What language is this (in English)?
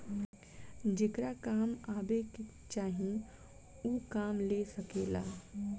Bhojpuri